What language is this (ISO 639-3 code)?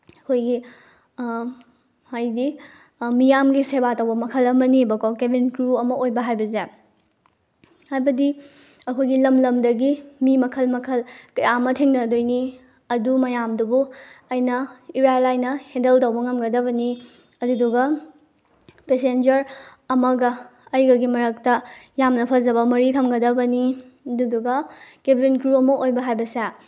mni